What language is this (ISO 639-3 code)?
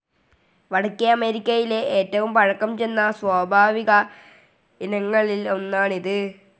mal